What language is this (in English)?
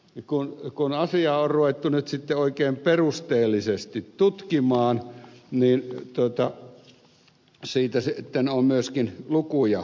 Finnish